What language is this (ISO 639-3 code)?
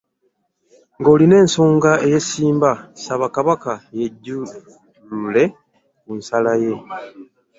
lug